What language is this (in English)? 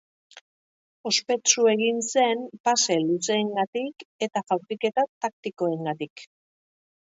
Basque